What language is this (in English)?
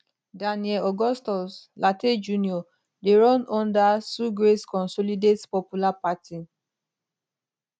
Nigerian Pidgin